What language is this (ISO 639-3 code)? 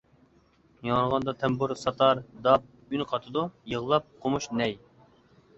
uig